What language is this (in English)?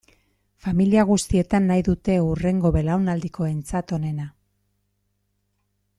Basque